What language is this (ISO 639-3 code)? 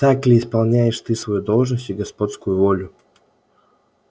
rus